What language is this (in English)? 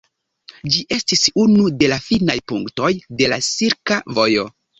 Esperanto